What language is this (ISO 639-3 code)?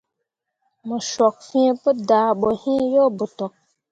mua